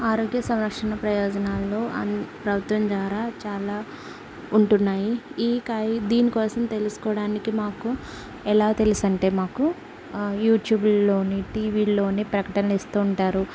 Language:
Telugu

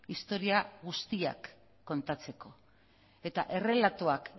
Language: Basque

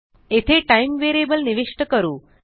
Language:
Marathi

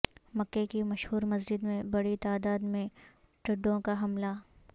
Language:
Urdu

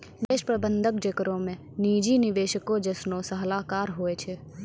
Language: Maithili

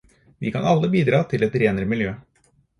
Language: Norwegian Bokmål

